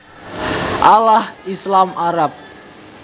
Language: Javanese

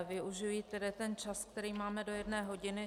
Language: Czech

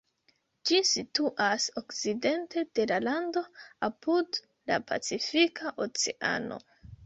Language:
Esperanto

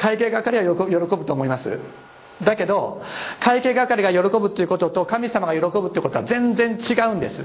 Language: Japanese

